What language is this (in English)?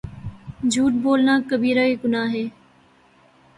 Urdu